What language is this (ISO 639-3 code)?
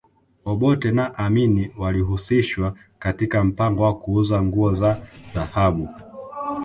swa